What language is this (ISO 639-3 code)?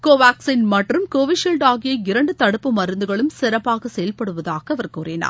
tam